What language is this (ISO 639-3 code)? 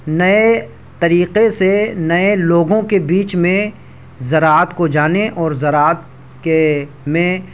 urd